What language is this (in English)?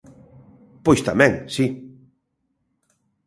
Galician